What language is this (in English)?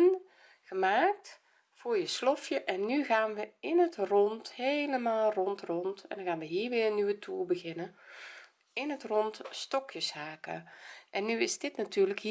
Dutch